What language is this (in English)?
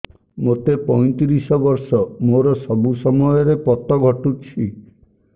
Odia